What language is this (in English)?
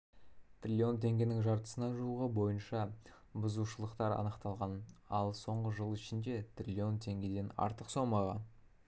Kazakh